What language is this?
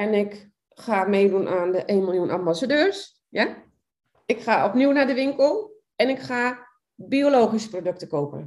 Dutch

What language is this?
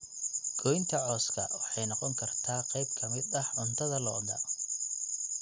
Somali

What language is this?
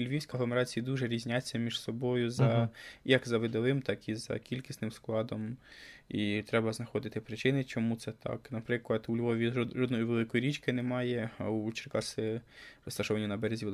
Ukrainian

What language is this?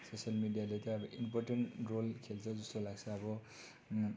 Nepali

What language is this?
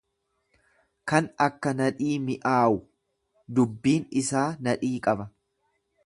Oromo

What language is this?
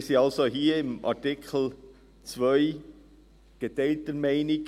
Swiss German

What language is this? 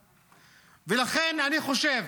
Hebrew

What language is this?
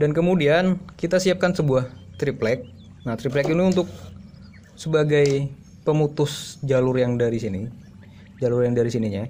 Indonesian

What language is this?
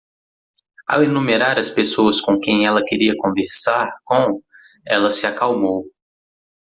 Portuguese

